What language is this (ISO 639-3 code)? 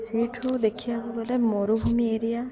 ori